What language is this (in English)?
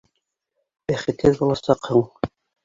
Bashkir